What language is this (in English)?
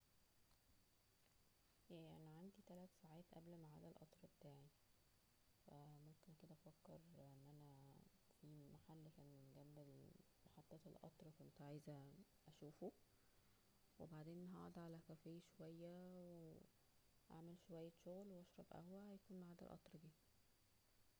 Egyptian Arabic